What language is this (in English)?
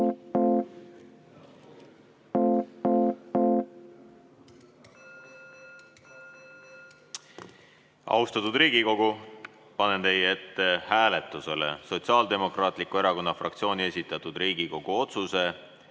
Estonian